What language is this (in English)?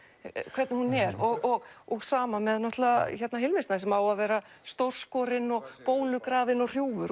Icelandic